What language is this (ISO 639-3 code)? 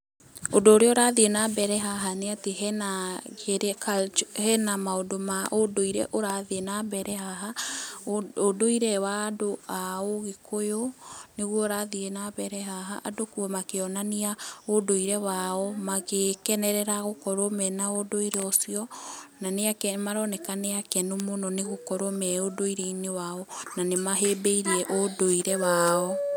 kik